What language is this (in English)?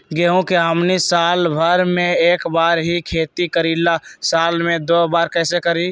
Magahi